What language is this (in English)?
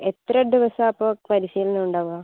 Malayalam